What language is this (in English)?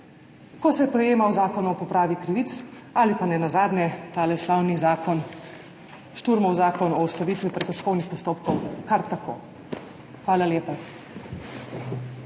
Slovenian